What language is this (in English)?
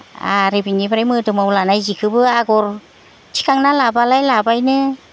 Bodo